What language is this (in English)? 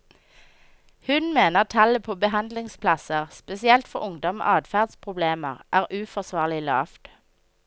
Norwegian